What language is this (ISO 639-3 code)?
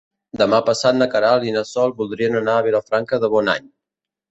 cat